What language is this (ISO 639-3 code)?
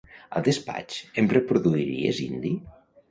cat